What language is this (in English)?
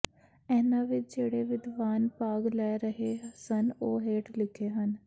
Punjabi